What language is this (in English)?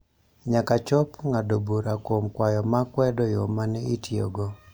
Luo (Kenya and Tanzania)